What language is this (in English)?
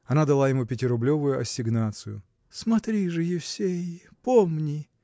Russian